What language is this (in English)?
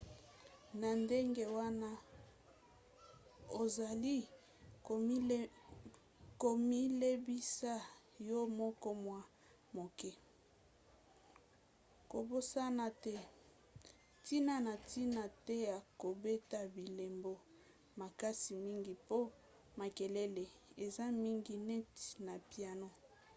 Lingala